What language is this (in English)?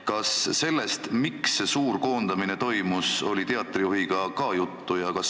Estonian